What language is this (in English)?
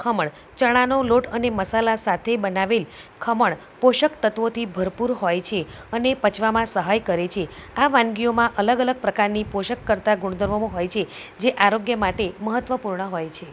Gujarati